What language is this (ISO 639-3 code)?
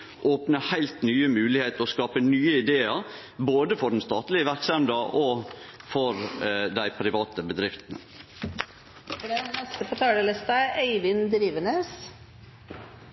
nor